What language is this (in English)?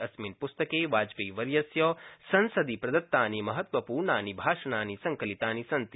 Sanskrit